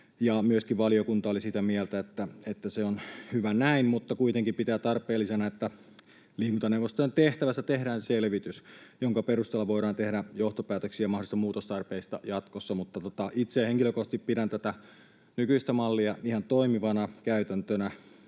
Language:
Finnish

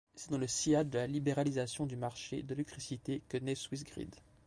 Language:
French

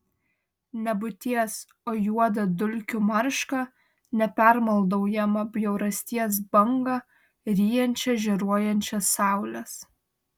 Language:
Lithuanian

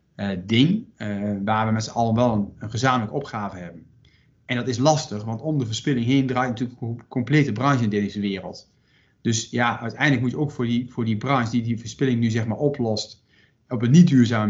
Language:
Dutch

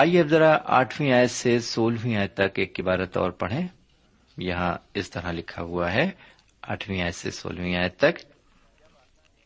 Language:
Urdu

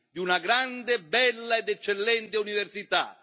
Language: Italian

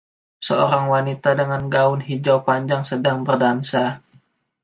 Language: Indonesian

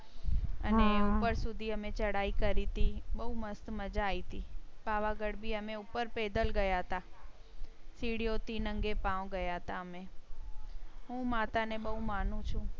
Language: Gujarati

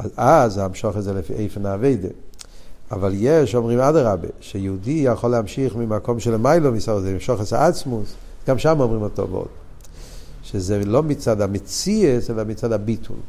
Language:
Hebrew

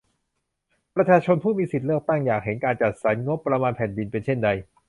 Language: Thai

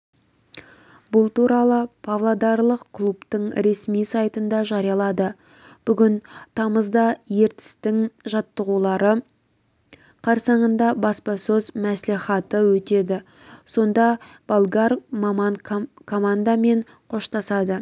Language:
Kazakh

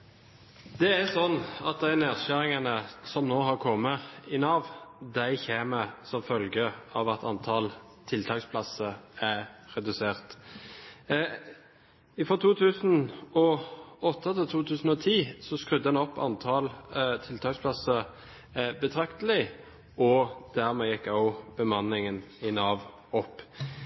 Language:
Norwegian Bokmål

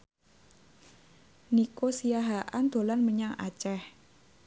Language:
Javanese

